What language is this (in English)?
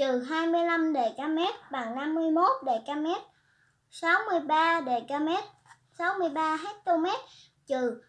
Vietnamese